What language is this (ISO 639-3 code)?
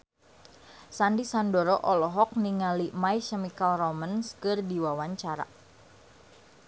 sun